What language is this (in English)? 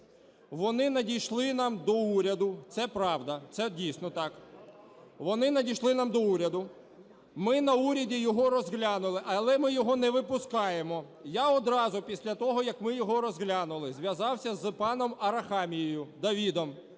Ukrainian